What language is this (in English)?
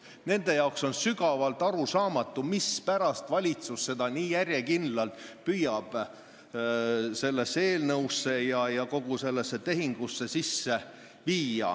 Estonian